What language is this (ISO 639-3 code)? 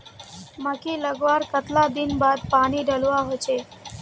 mag